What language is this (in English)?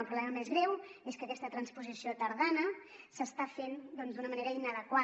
Catalan